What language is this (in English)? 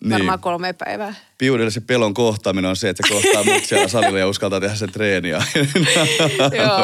Finnish